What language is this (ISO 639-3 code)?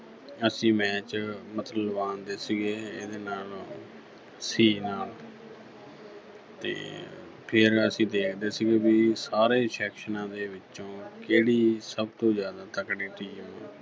pan